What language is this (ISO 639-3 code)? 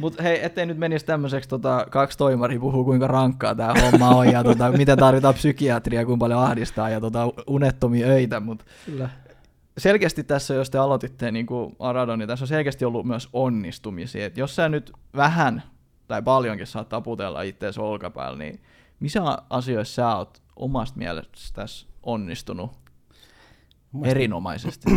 fin